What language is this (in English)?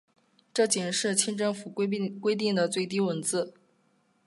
Chinese